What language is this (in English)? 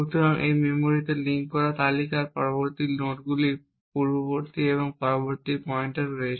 Bangla